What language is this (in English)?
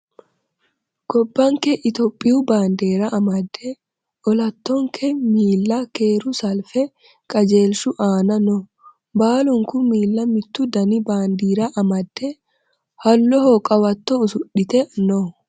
Sidamo